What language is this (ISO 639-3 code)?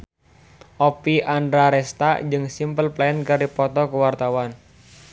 sun